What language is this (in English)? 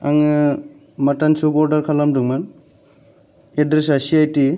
Bodo